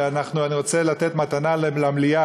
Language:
Hebrew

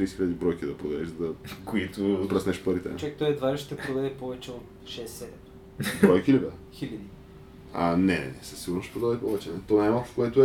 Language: Bulgarian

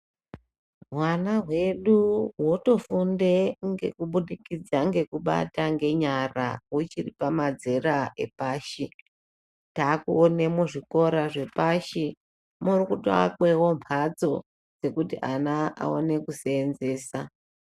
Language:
Ndau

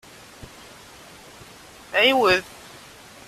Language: Kabyle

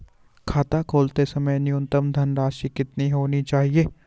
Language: Hindi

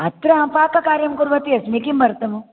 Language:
Sanskrit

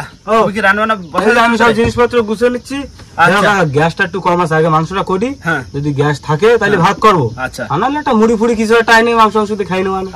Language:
Bangla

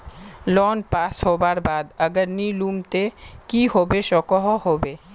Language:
Magahi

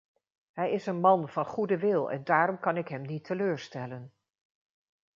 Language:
Dutch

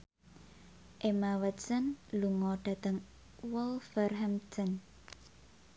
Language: Javanese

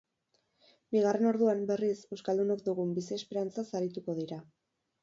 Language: Basque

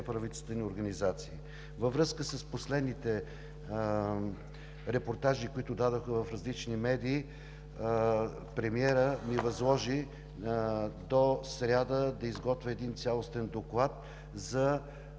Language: Bulgarian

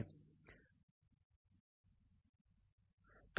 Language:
Hindi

